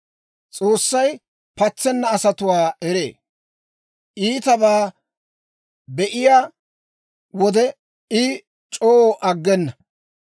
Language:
Dawro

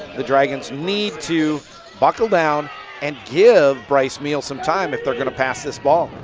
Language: English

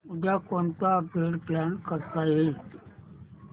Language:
Marathi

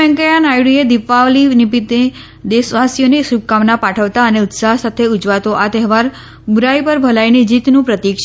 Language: Gujarati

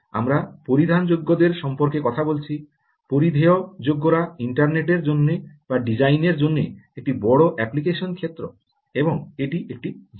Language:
Bangla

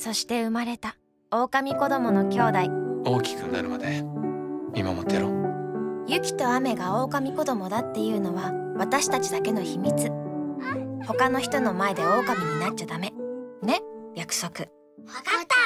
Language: Japanese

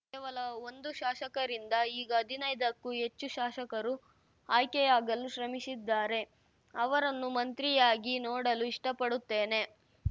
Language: Kannada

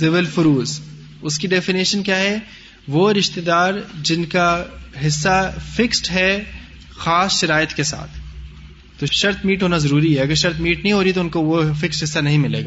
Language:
Urdu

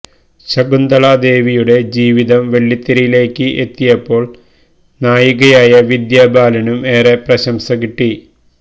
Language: Malayalam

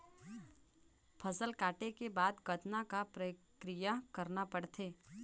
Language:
Chhattisgarhi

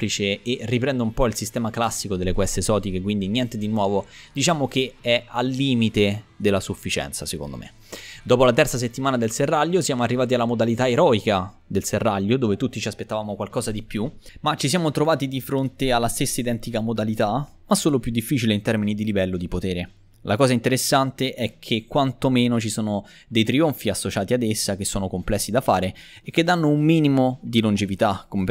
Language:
Italian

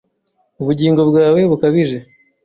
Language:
Kinyarwanda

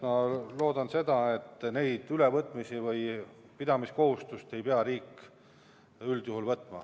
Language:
Estonian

